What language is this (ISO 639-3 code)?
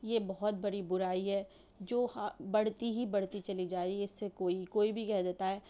urd